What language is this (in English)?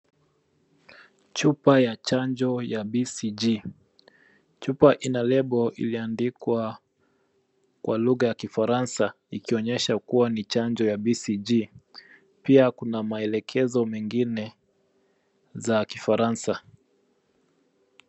Swahili